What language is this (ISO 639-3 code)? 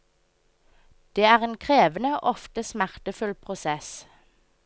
nor